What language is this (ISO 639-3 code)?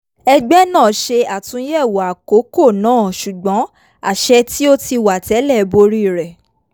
yor